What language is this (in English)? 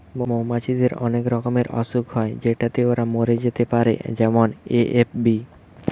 Bangla